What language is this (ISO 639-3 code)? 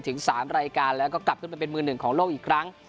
tha